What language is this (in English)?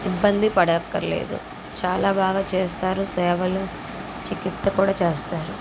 Telugu